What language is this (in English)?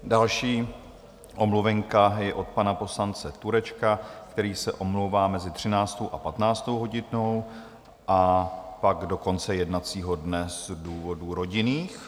Czech